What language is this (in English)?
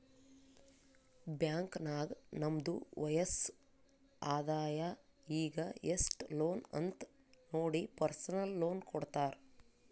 Kannada